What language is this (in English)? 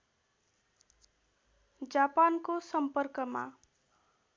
Nepali